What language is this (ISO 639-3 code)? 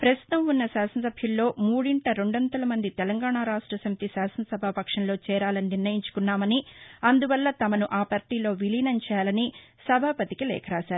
tel